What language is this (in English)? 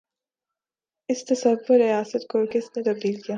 Urdu